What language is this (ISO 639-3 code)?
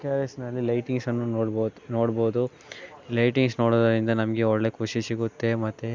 kan